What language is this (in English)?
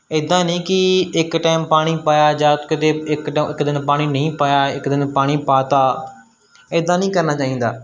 Punjabi